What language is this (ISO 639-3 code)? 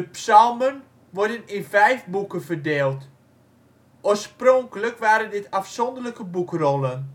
nld